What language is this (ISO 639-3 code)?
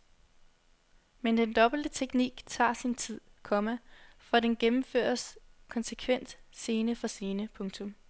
dan